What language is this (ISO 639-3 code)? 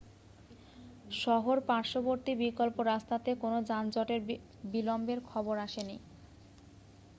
ben